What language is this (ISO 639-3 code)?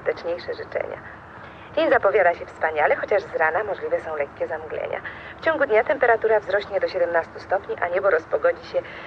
pol